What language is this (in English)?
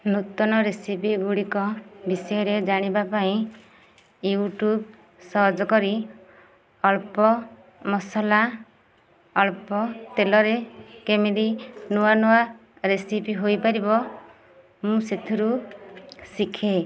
Odia